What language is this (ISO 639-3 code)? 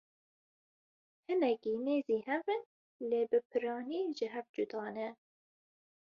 kur